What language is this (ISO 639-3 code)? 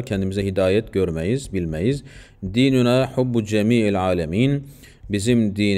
tur